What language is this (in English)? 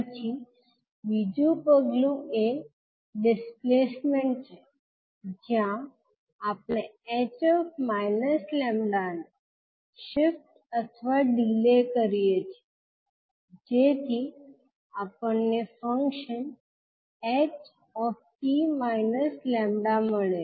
Gujarati